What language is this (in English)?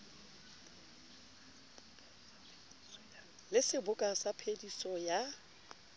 Southern Sotho